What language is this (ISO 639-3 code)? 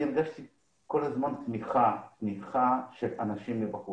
heb